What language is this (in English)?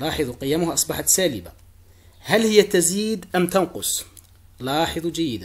Arabic